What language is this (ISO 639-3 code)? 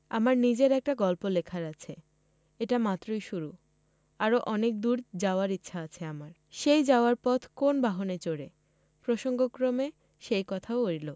ben